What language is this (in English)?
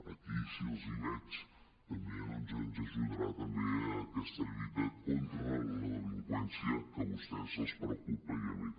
Catalan